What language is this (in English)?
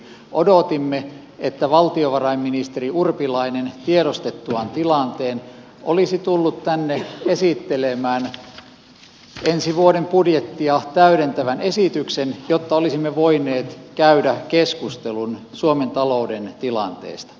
Finnish